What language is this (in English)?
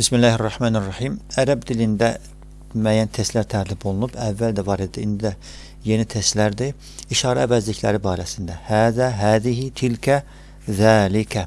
Turkish